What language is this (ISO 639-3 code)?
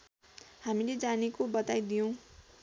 nep